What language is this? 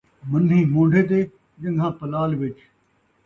Saraiki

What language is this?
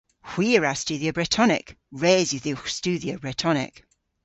Cornish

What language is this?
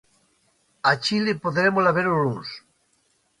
Galician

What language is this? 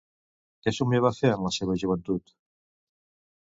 Catalan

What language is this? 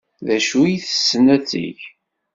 Kabyle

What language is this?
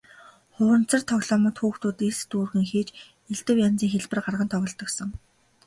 Mongolian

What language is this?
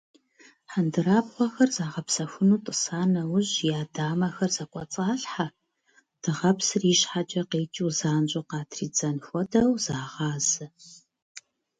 Kabardian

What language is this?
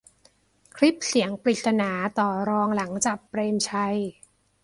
Thai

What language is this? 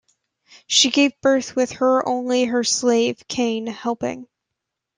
English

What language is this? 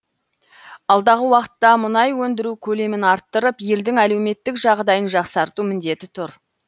Kazakh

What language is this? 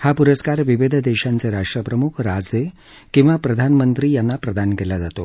Marathi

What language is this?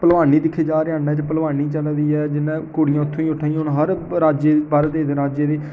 Dogri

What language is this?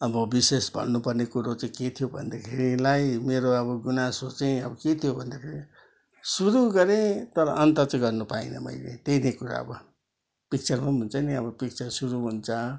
Nepali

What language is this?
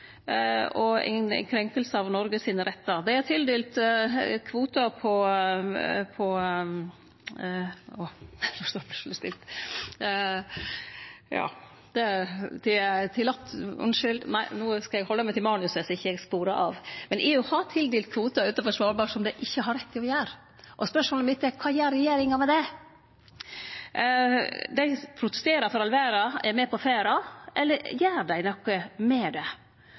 Norwegian Nynorsk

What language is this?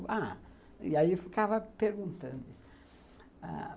Portuguese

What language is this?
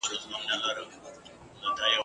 Pashto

